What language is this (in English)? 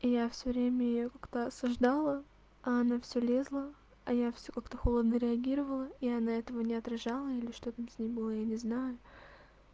Russian